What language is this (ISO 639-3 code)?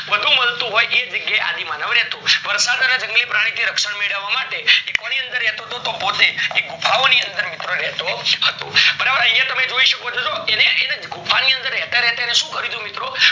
guj